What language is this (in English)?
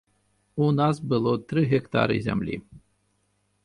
Belarusian